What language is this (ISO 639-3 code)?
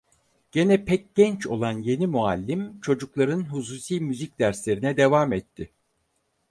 tur